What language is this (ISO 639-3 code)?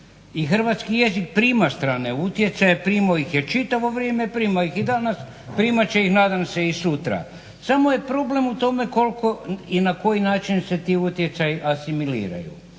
hrv